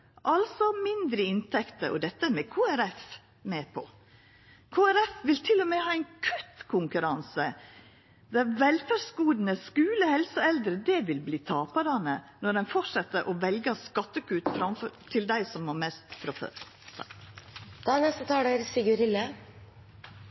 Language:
Norwegian Nynorsk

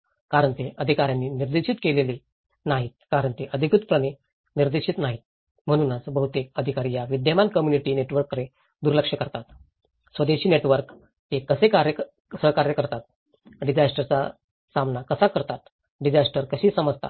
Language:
Marathi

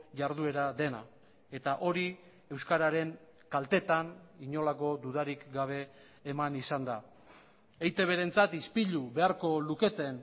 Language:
Basque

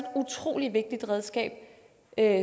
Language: Danish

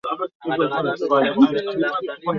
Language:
Swahili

